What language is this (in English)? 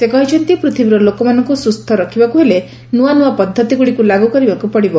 Odia